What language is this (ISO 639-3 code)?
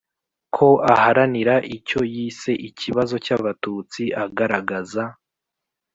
kin